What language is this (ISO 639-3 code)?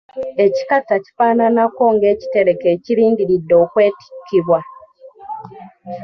lug